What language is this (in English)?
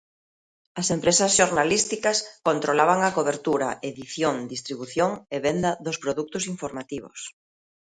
Galician